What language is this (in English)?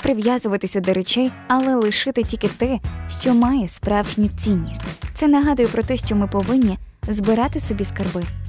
Ukrainian